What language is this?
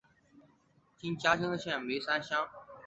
Chinese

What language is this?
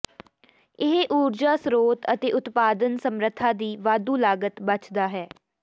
Punjabi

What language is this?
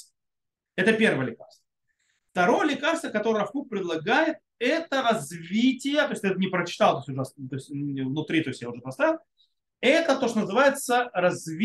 Russian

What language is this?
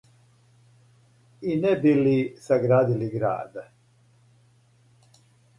Serbian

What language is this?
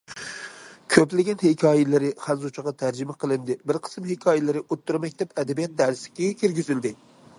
Uyghur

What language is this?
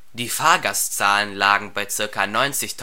German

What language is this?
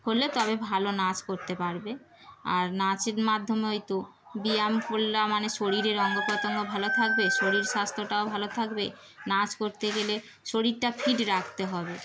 Bangla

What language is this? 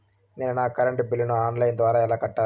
Telugu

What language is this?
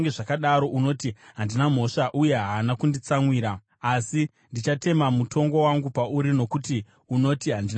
Shona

